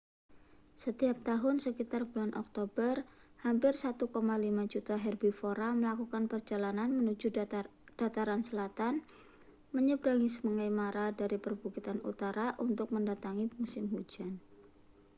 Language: Indonesian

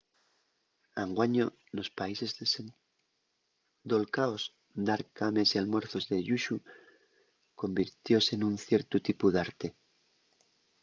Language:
Asturian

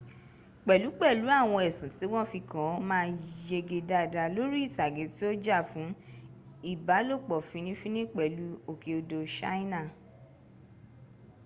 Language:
Yoruba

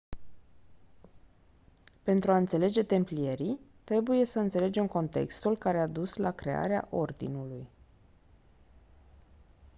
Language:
Romanian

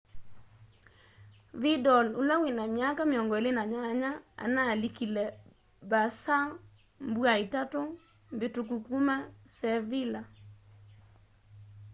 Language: Kamba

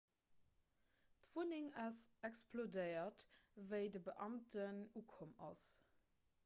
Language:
Luxembourgish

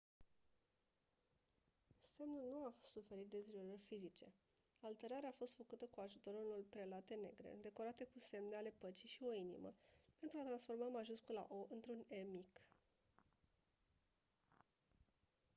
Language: Romanian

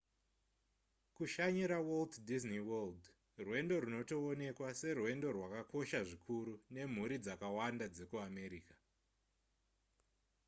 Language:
Shona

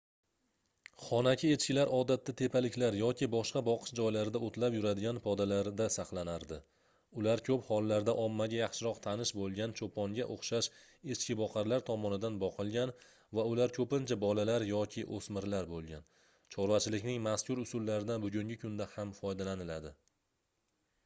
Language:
Uzbek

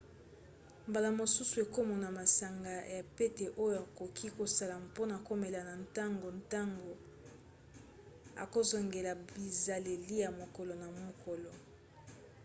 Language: Lingala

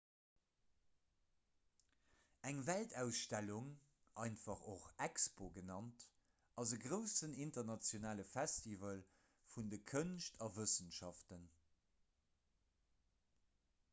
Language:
Luxembourgish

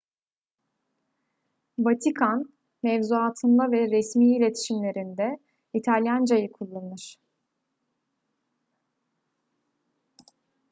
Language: Turkish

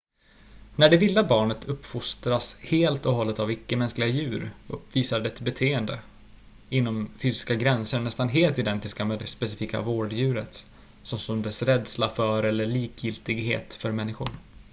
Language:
Swedish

